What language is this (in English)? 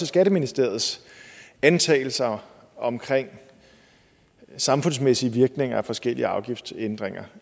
Danish